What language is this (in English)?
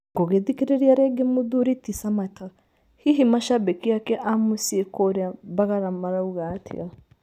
Kikuyu